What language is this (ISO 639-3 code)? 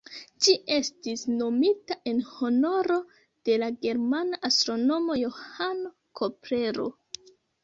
epo